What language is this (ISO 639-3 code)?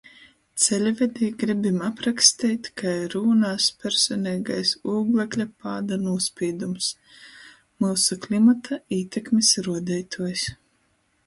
ltg